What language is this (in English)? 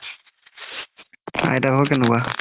Assamese